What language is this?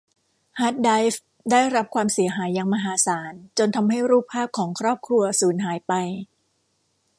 Thai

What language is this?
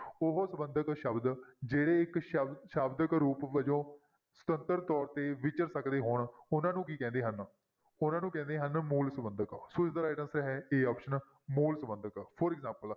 Punjabi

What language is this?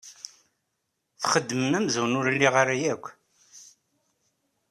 Kabyle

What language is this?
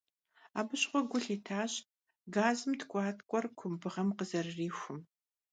Kabardian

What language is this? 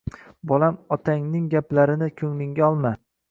Uzbek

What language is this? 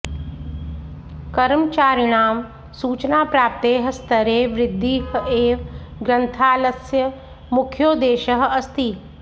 Sanskrit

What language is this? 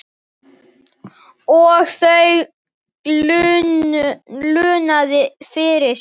Icelandic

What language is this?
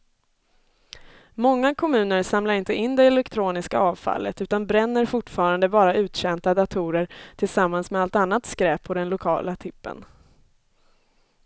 Swedish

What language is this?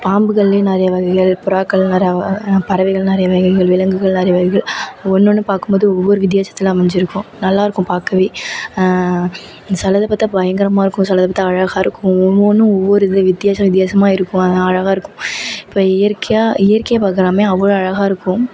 Tamil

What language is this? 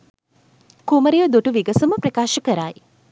Sinhala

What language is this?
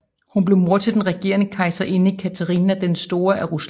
Danish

